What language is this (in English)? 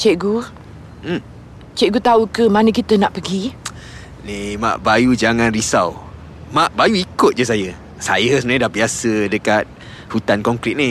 Malay